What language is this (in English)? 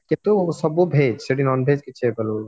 Odia